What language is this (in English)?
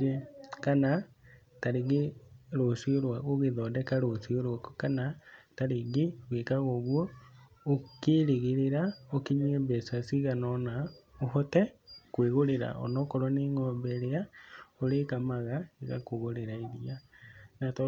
Kikuyu